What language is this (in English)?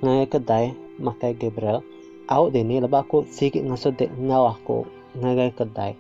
Malay